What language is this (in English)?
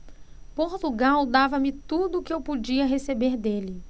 Portuguese